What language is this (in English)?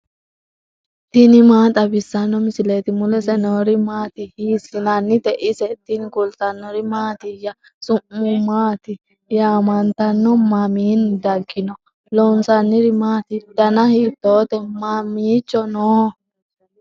Sidamo